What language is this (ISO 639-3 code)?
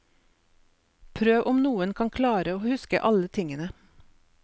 nor